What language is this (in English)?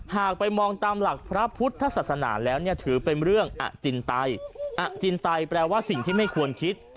Thai